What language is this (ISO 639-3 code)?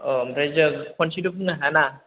brx